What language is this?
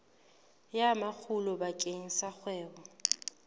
Southern Sotho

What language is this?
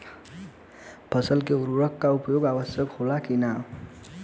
Bhojpuri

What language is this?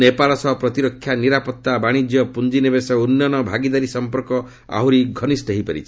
Odia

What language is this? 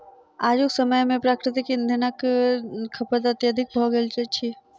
Maithili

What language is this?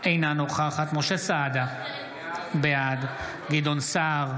Hebrew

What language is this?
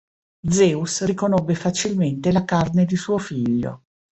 Italian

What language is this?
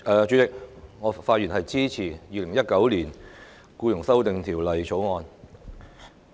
Cantonese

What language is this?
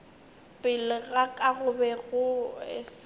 Northern Sotho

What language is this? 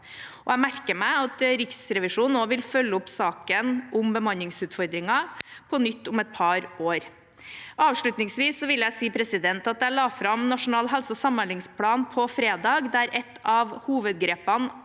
Norwegian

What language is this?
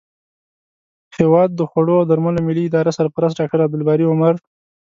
Pashto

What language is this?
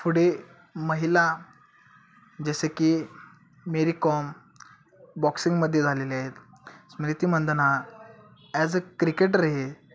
Marathi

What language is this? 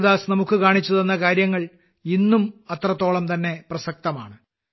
Malayalam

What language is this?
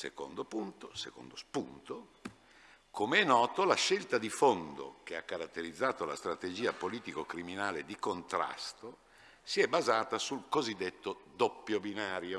Italian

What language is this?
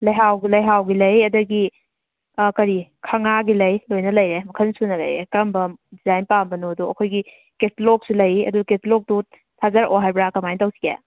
Manipuri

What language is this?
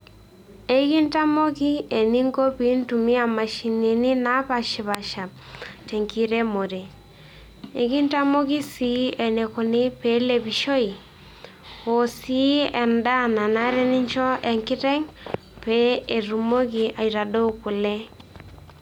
Masai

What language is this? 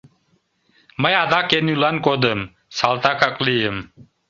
Mari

